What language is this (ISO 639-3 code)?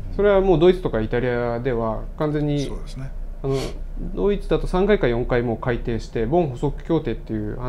jpn